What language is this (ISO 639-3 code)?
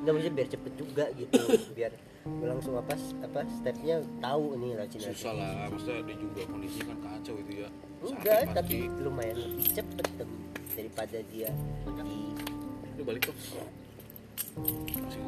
ind